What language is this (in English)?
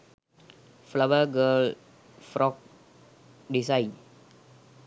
Sinhala